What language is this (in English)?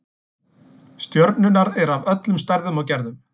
Icelandic